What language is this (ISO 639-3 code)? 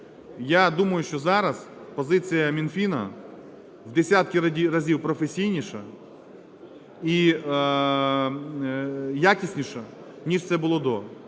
ukr